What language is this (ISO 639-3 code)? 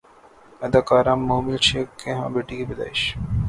urd